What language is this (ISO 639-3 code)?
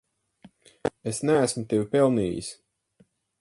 lav